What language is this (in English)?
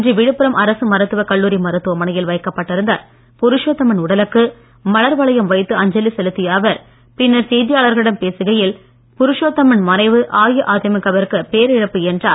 Tamil